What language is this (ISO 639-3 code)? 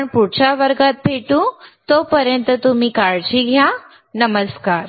mar